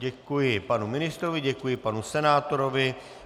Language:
Czech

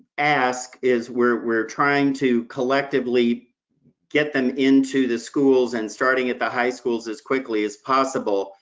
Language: English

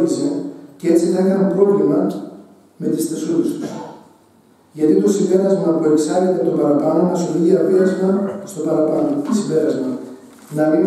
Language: Greek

